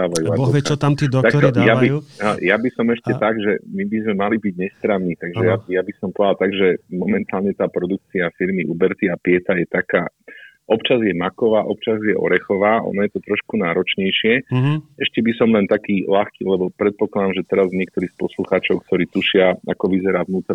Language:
Slovak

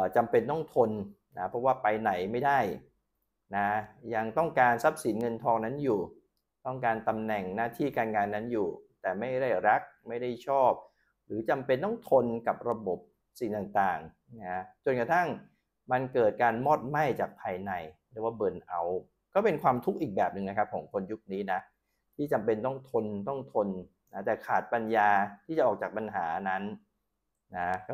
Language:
Thai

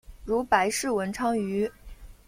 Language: Chinese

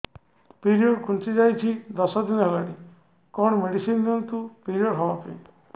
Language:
Odia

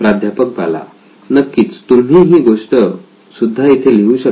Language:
Marathi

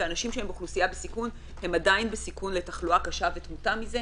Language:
Hebrew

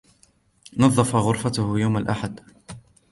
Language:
Arabic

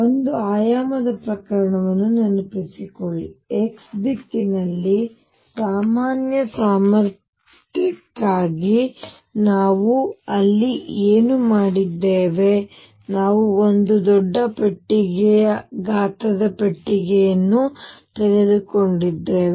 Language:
Kannada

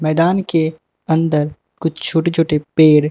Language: Hindi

